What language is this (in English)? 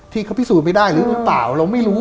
Thai